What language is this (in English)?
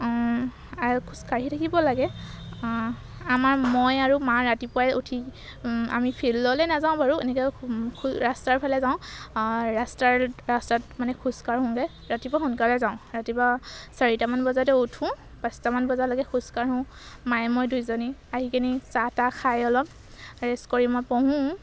Assamese